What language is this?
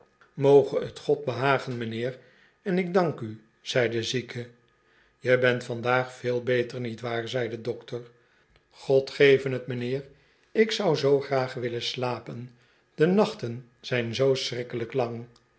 Dutch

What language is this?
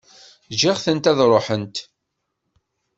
Kabyle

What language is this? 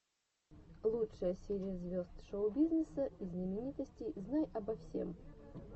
Russian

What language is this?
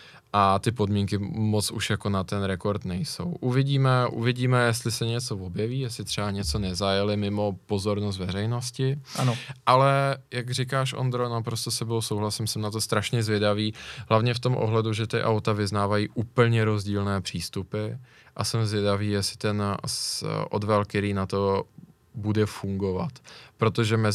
Czech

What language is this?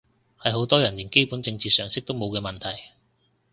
Cantonese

